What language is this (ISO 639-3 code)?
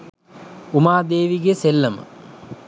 sin